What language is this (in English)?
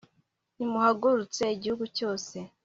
Kinyarwanda